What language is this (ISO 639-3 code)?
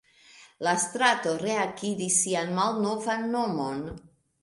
epo